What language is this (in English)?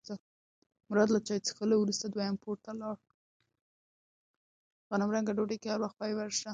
Pashto